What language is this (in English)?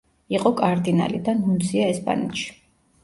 Georgian